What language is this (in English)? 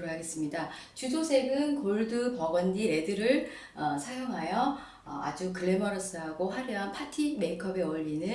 Korean